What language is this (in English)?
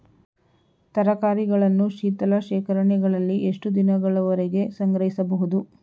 Kannada